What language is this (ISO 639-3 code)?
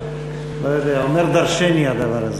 heb